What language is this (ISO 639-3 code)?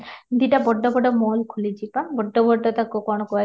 ori